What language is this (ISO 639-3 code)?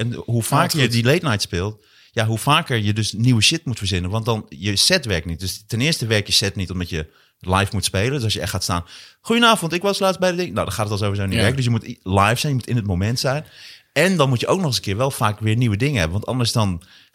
nld